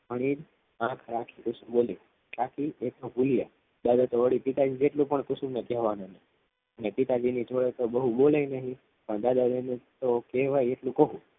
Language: Gujarati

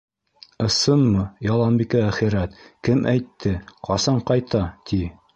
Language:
Bashkir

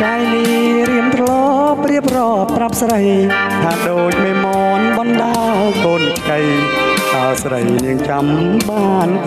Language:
Thai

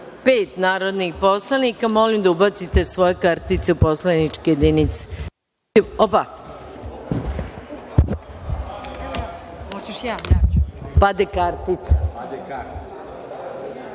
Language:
Serbian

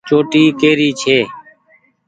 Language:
Goaria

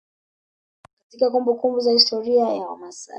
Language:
Swahili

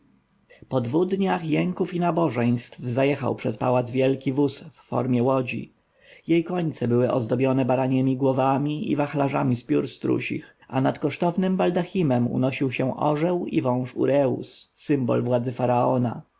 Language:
Polish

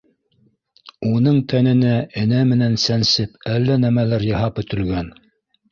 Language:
Bashkir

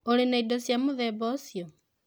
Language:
Kikuyu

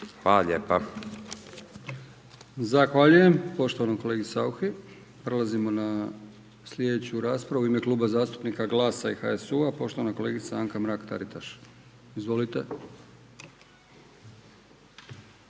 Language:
Croatian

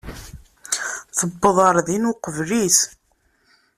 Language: Kabyle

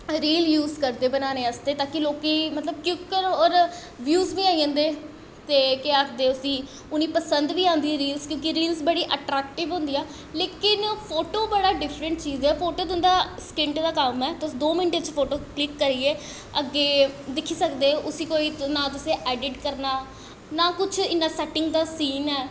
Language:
Dogri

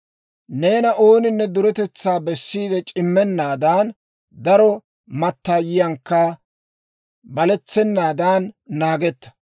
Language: Dawro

